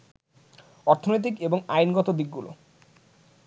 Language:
Bangla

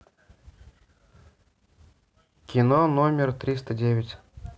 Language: Russian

